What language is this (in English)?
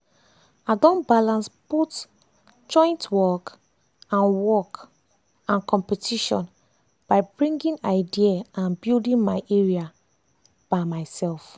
Nigerian Pidgin